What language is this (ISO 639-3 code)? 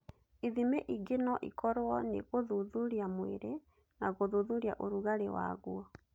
kik